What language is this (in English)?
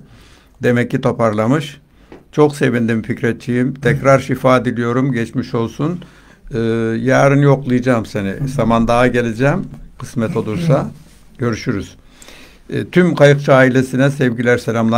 Turkish